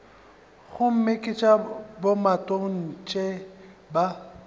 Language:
Northern Sotho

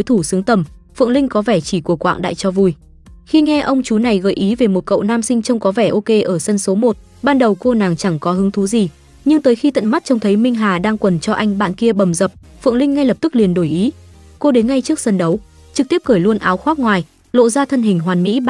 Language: Vietnamese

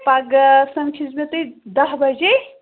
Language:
Kashmiri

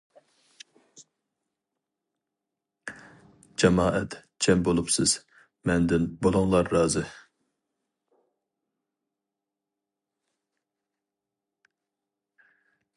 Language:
Uyghur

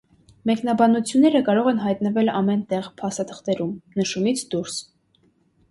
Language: Armenian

